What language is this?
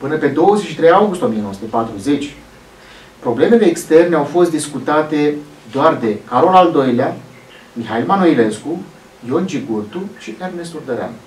Romanian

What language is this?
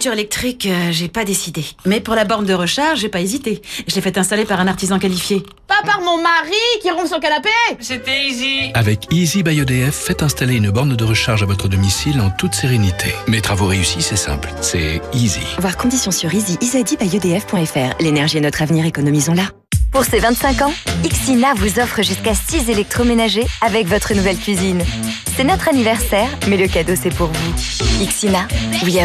French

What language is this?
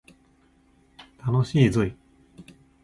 Japanese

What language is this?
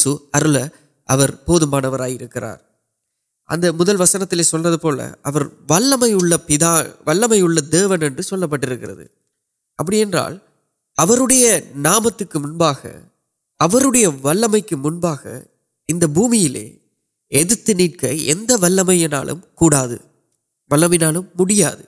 Urdu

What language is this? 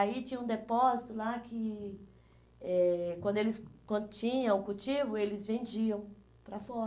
Portuguese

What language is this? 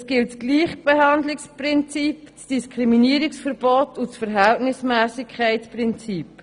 Swiss German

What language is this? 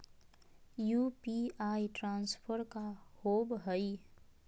Magahi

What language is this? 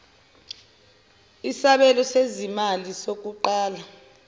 Zulu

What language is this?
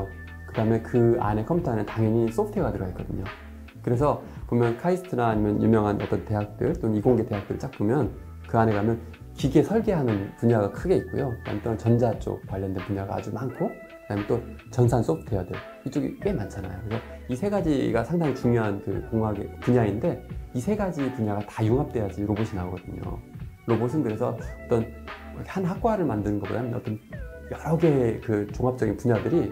Korean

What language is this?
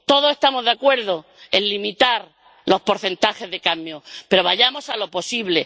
Spanish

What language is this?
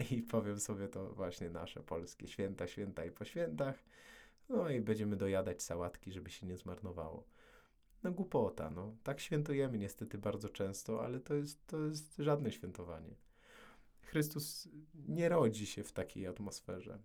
Polish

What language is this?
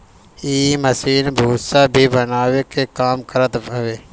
Bhojpuri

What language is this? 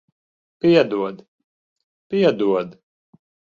Latvian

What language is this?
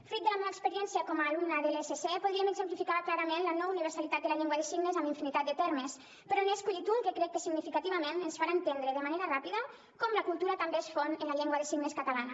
Catalan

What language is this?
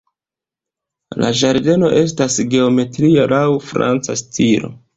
Esperanto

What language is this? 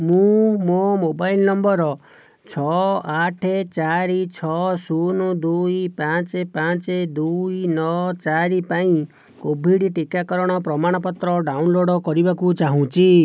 Odia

